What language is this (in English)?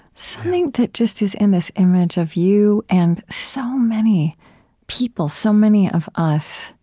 English